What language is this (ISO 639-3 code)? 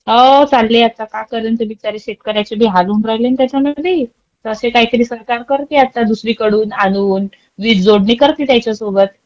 mar